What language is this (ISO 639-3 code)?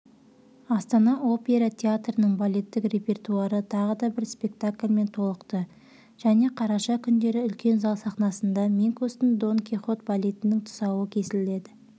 kaz